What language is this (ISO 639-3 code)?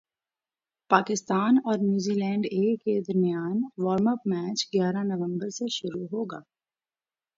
urd